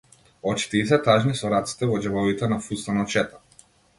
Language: Macedonian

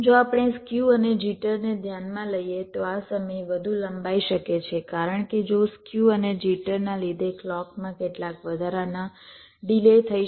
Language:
Gujarati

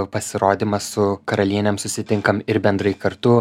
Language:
Lithuanian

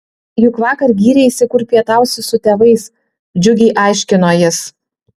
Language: Lithuanian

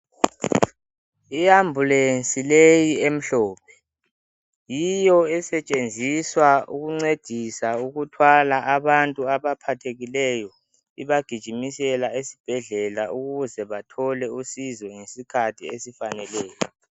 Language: North Ndebele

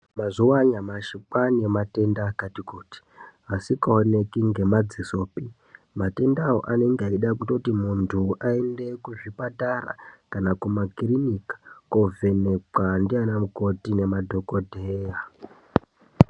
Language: Ndau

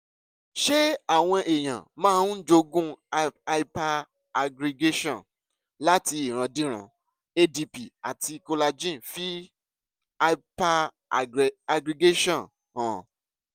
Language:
Yoruba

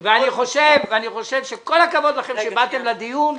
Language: Hebrew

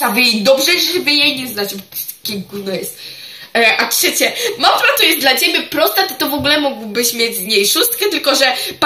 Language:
Polish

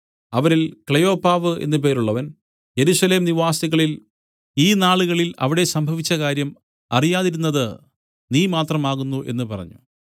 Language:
Malayalam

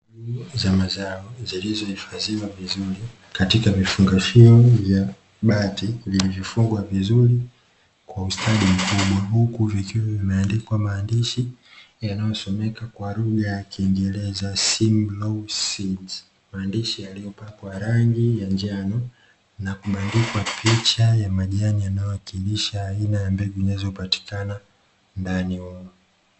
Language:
Swahili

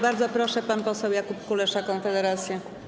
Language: Polish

